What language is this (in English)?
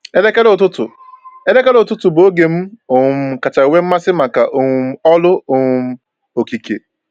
Igbo